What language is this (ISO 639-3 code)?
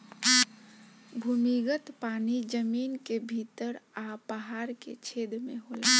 bho